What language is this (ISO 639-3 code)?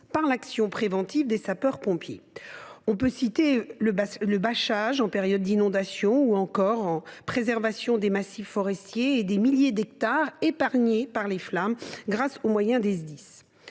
fra